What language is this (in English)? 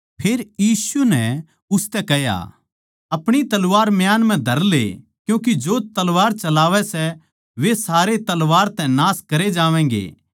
Haryanvi